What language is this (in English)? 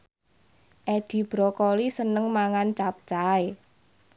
Javanese